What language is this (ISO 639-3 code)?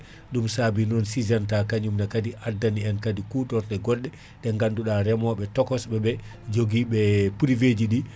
ful